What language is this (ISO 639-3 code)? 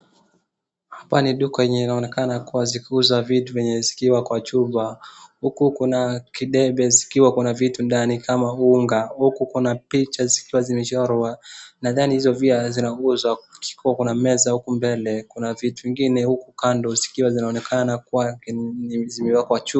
swa